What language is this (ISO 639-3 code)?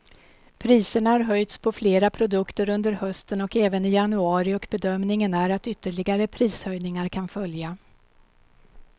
swe